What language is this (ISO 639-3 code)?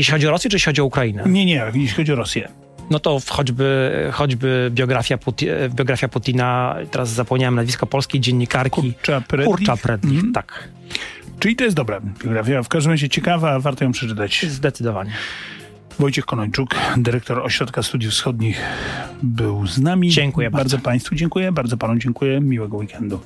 pol